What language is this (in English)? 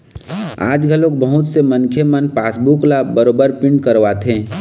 Chhattisgarhi